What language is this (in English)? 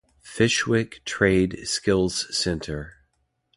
English